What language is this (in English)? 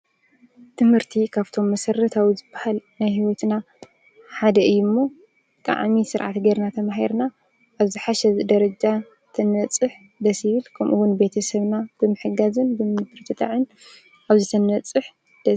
Tigrinya